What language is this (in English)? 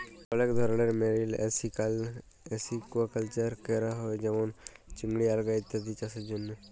Bangla